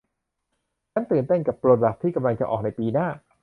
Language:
Thai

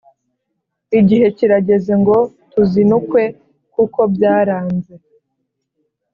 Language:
Kinyarwanda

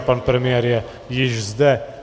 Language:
Czech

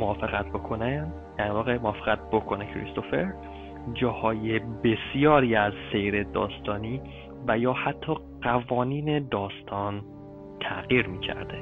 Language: Persian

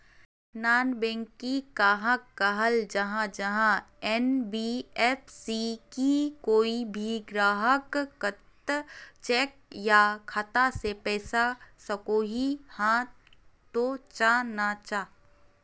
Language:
Magahi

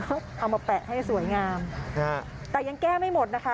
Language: Thai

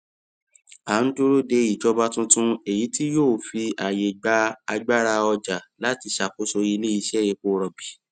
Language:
Yoruba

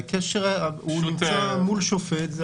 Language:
Hebrew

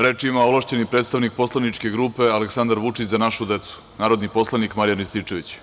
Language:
Serbian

